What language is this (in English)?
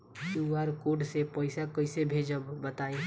Bhojpuri